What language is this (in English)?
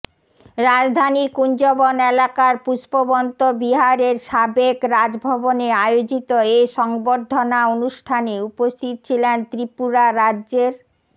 Bangla